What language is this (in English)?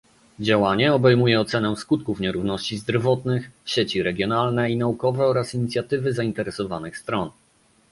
Polish